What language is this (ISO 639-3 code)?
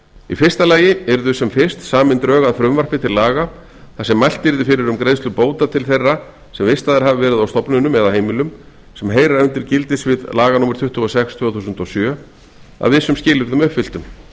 isl